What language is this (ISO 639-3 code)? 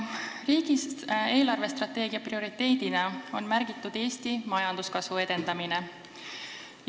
est